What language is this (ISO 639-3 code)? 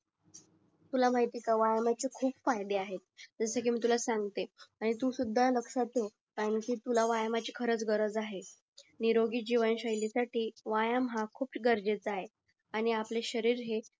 mar